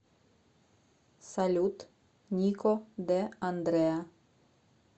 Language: Russian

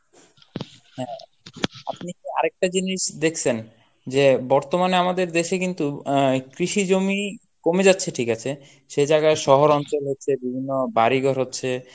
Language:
Bangla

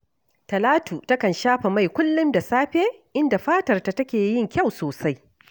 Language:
Hausa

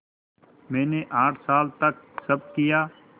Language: Hindi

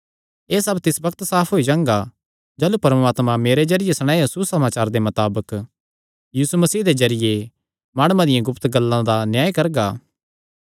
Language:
Kangri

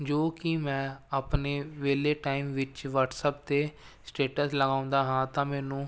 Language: Punjabi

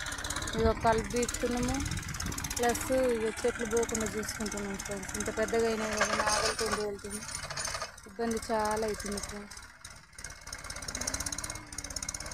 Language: Telugu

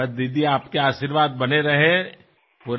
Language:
Assamese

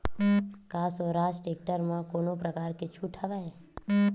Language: Chhattisgarhi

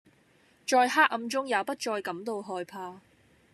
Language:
Cantonese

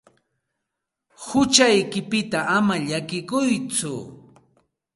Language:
Santa Ana de Tusi Pasco Quechua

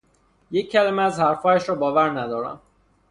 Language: Persian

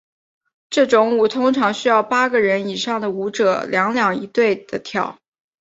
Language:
Chinese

